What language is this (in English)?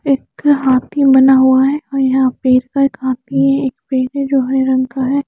Hindi